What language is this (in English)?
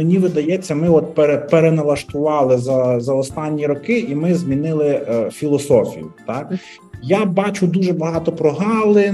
Ukrainian